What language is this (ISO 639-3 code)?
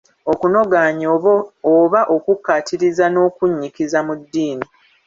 lug